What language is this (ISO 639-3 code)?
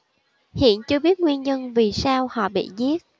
vie